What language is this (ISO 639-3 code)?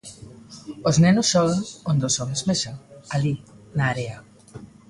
glg